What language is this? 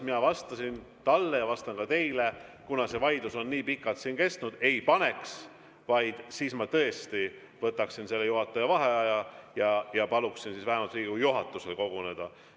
Estonian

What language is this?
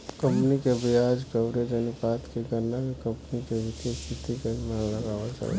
Bhojpuri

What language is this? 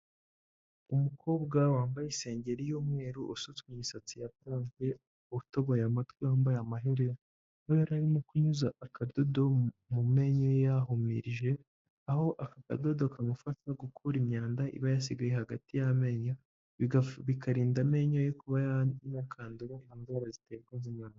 Kinyarwanda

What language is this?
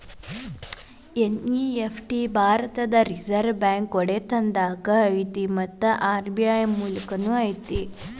Kannada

